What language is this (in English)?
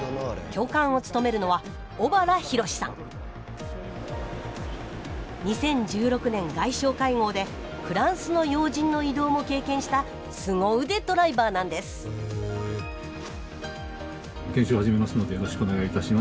Japanese